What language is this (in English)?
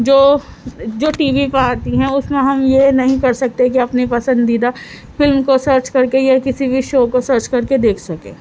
Urdu